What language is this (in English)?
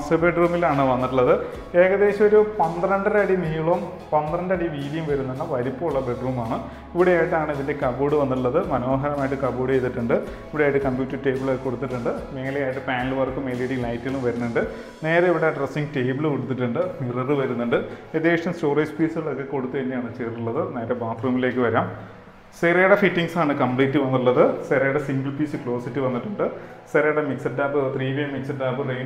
Malayalam